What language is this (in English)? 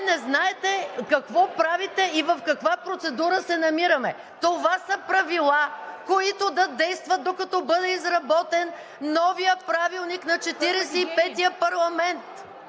Bulgarian